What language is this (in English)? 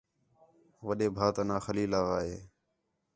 Khetrani